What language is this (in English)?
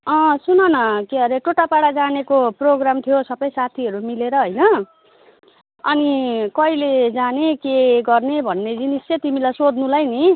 Nepali